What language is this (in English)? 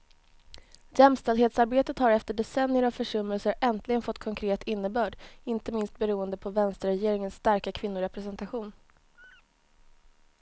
Swedish